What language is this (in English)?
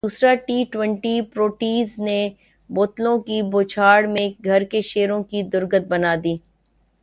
Urdu